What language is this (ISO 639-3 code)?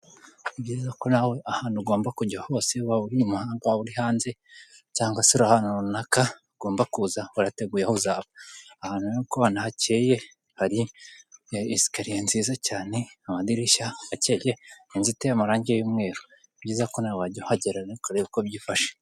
kin